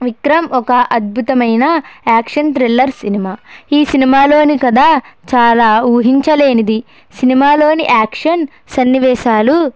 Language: Telugu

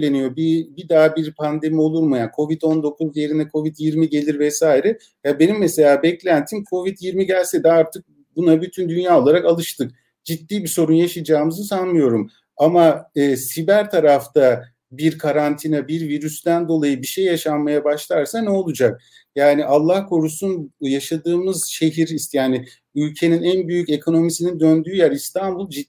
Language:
Turkish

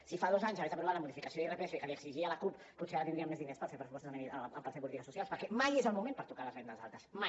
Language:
Catalan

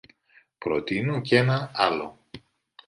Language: Greek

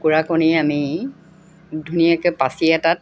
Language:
Assamese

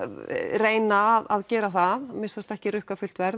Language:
Icelandic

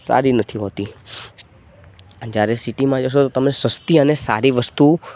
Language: Gujarati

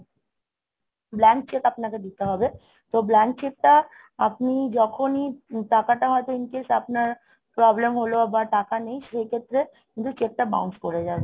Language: Bangla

